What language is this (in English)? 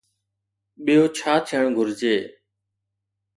Sindhi